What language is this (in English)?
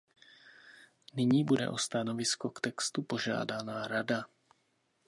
Czech